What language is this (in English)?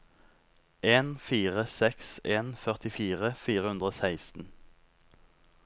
Norwegian